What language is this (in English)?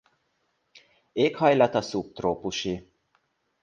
Hungarian